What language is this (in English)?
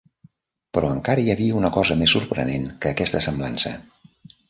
Catalan